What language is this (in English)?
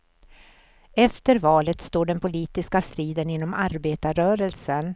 Swedish